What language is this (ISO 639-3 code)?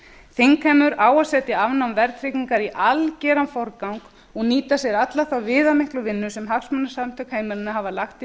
isl